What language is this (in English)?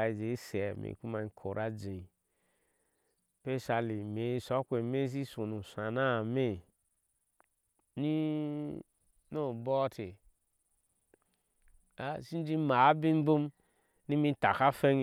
Ashe